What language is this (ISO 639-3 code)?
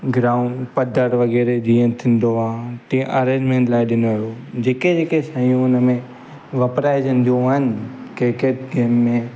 snd